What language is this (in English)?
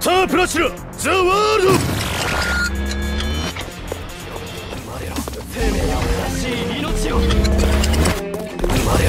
Japanese